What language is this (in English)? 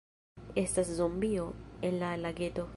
Esperanto